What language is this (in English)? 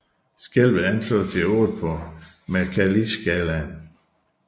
Danish